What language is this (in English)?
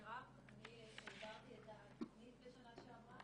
Hebrew